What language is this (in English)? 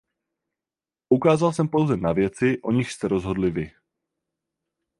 Czech